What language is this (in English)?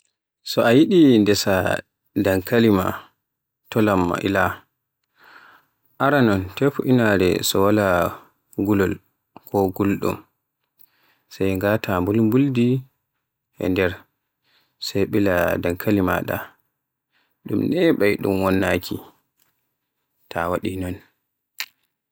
Borgu Fulfulde